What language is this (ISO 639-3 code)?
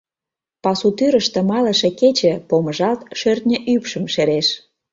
chm